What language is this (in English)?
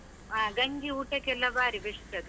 Kannada